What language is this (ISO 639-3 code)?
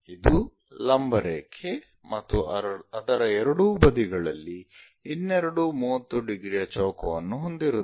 kan